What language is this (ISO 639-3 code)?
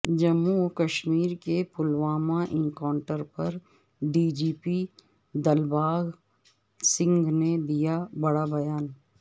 urd